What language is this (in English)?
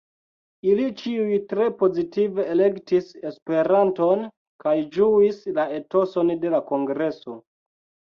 Esperanto